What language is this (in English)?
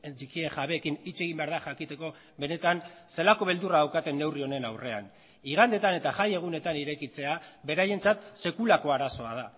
Basque